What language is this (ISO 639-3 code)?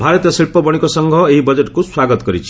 ori